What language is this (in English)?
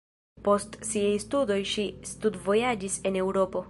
Esperanto